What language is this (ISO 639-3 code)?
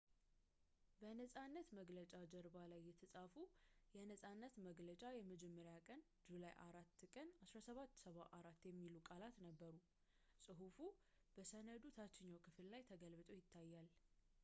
amh